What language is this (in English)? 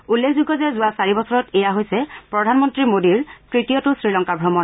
Assamese